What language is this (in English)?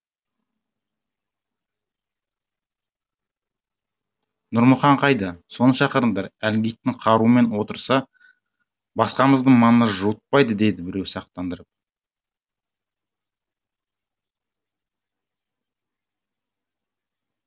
Kazakh